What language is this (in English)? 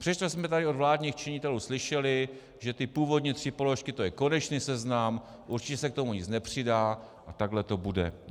Czech